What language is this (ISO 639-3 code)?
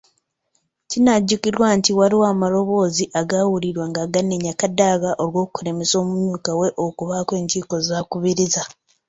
lug